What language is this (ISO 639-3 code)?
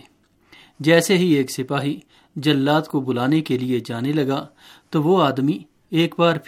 urd